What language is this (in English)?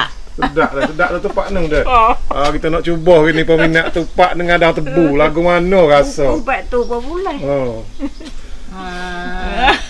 Malay